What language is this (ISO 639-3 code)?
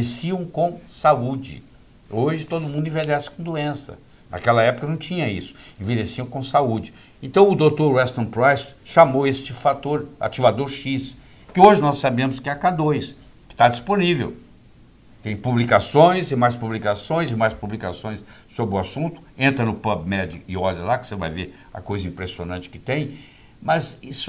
por